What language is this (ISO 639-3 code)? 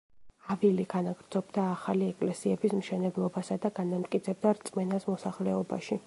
kat